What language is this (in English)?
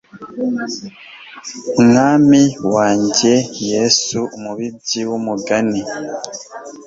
Kinyarwanda